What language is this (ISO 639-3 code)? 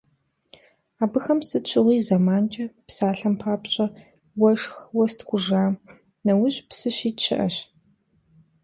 kbd